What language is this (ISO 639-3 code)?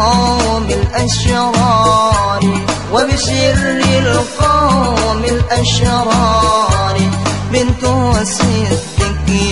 ara